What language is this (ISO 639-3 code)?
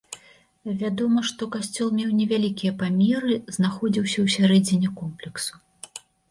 bel